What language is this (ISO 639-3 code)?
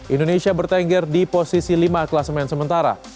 ind